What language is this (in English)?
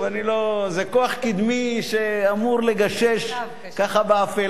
Hebrew